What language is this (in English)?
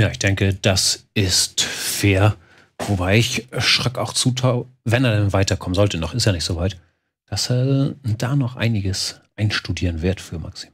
German